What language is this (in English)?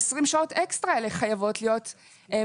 Hebrew